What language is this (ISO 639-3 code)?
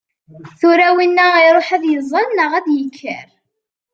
kab